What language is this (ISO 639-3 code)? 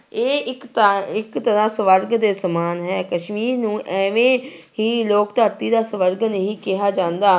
pan